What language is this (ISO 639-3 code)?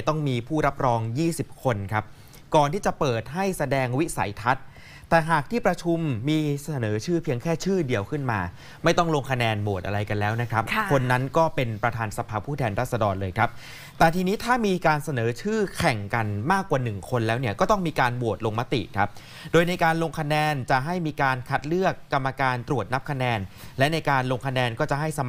tha